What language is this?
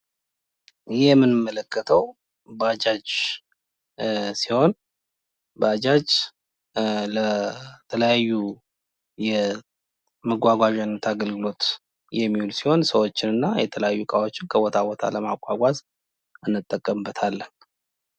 Amharic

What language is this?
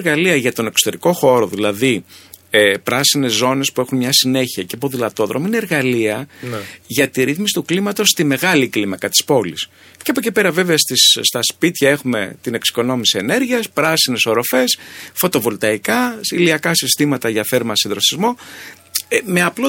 Greek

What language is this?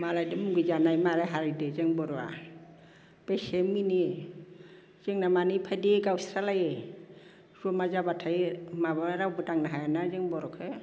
Bodo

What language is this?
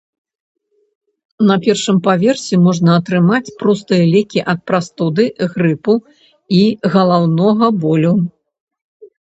Belarusian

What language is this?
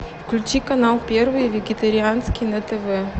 Russian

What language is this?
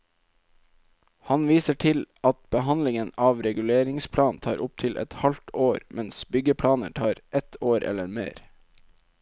Norwegian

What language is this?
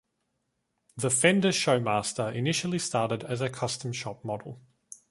English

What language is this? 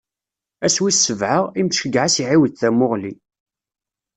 Kabyle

